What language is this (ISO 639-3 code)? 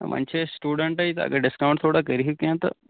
kas